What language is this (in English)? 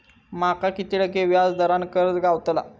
Marathi